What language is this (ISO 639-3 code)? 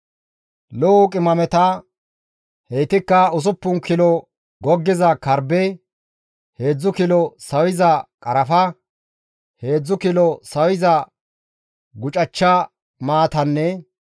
gmv